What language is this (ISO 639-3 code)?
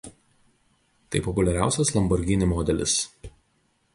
lit